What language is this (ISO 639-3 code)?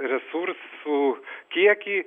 lit